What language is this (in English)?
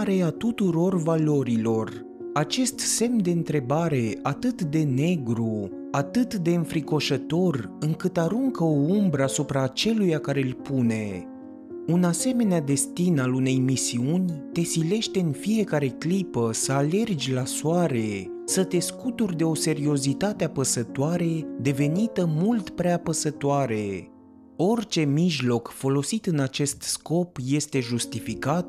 Romanian